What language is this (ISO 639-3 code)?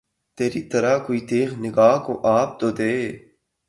urd